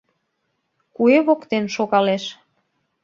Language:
Mari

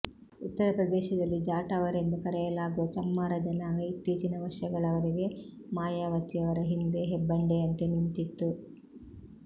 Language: Kannada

